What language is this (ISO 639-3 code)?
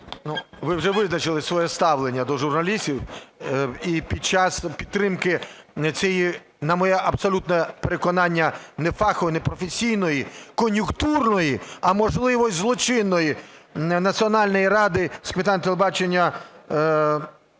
ukr